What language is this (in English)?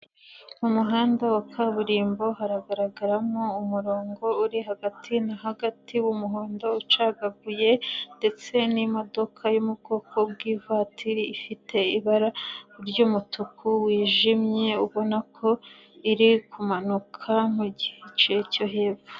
Kinyarwanda